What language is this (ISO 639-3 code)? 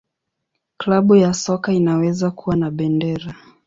swa